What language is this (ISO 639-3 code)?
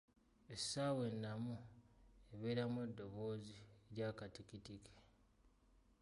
lug